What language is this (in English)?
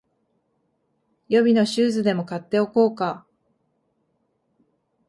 Japanese